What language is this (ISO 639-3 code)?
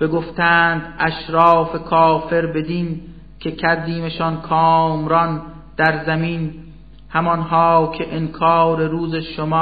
fas